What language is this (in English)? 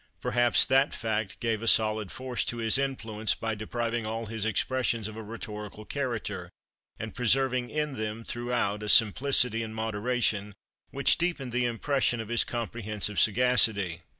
English